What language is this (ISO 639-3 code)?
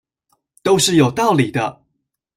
zho